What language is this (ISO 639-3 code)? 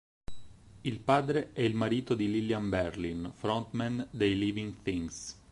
ita